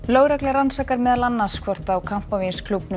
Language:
Icelandic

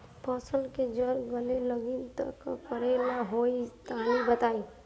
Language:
Bhojpuri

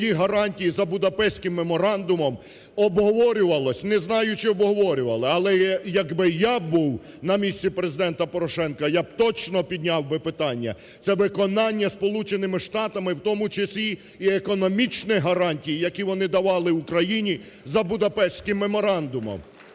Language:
Ukrainian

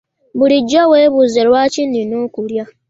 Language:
Ganda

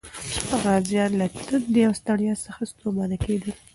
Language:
Pashto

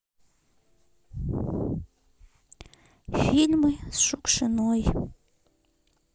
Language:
Russian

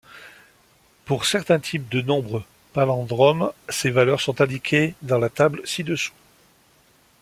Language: French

